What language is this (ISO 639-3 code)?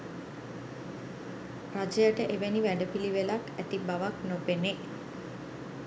sin